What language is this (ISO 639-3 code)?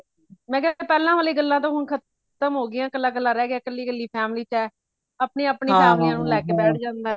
pan